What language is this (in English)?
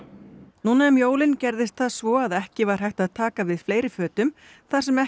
Icelandic